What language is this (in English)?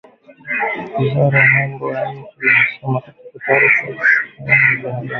Swahili